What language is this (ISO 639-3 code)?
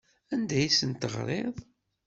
kab